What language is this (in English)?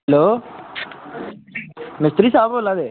Dogri